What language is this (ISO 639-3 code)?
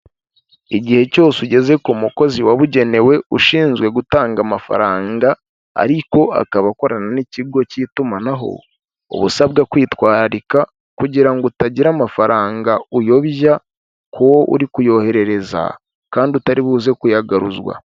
kin